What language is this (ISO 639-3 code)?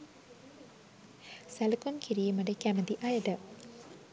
sin